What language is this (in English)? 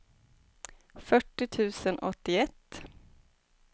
Swedish